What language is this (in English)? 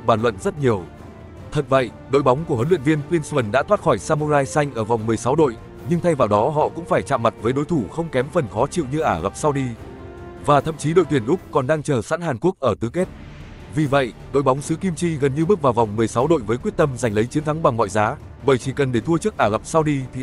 Vietnamese